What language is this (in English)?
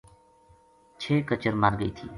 Gujari